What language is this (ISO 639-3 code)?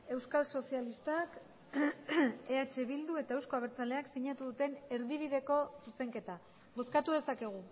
eus